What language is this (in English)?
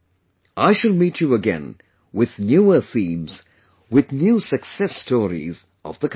English